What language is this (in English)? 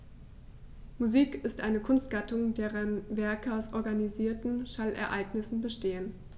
German